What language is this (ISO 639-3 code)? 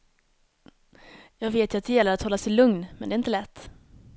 swe